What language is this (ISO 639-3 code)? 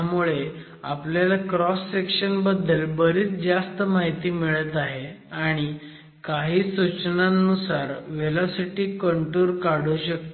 mar